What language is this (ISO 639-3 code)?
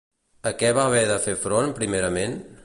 cat